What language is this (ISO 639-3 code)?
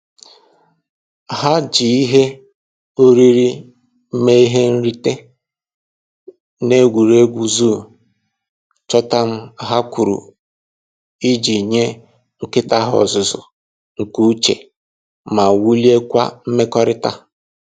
ibo